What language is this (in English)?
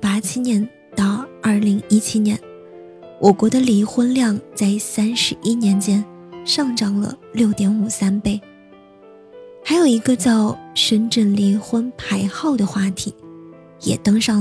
Chinese